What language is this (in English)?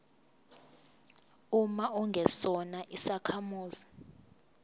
Zulu